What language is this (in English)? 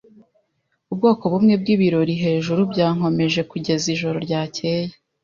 Kinyarwanda